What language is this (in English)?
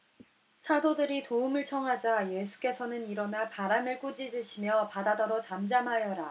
Korean